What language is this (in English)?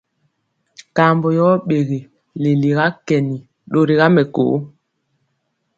Mpiemo